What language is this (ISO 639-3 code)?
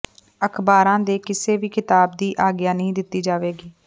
pan